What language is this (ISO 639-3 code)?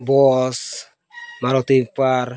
sat